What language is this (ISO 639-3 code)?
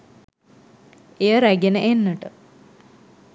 sin